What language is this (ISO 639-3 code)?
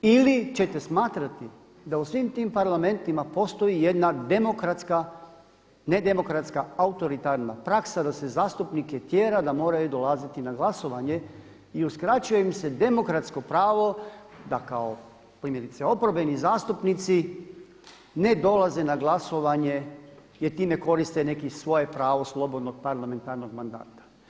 hrv